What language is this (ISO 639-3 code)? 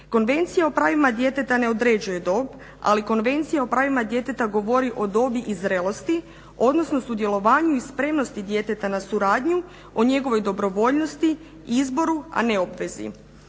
hrv